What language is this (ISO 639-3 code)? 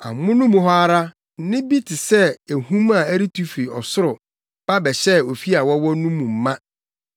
aka